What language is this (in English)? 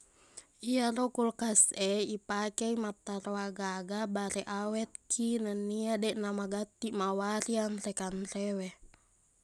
Buginese